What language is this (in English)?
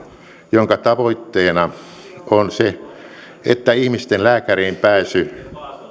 Finnish